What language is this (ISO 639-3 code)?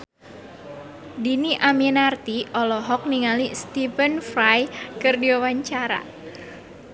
sun